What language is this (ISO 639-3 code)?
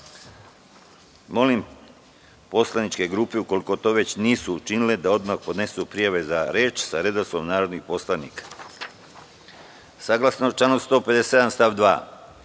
srp